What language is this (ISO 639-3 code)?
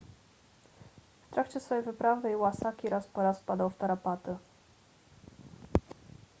pol